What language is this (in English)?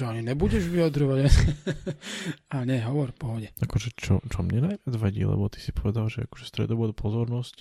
Slovak